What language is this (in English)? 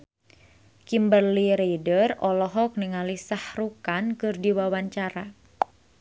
Sundanese